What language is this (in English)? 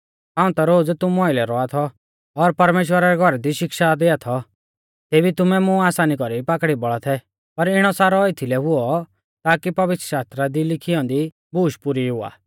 Mahasu Pahari